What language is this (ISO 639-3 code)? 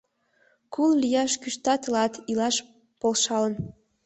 chm